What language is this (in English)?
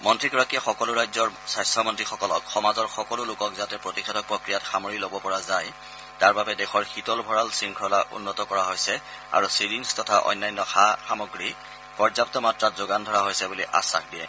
Assamese